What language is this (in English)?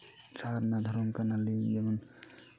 Santali